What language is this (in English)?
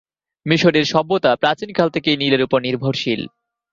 Bangla